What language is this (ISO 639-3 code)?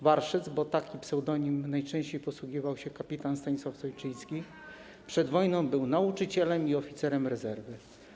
pol